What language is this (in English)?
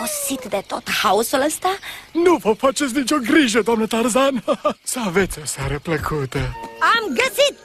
Romanian